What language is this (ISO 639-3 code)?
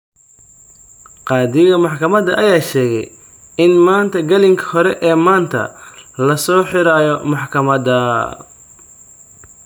som